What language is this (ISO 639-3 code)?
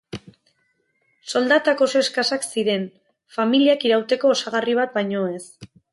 eus